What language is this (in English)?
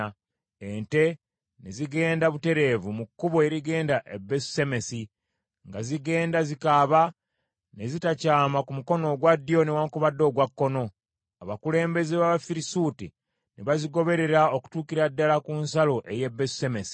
Ganda